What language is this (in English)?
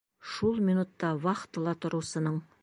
Bashkir